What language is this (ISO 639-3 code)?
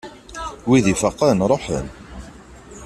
kab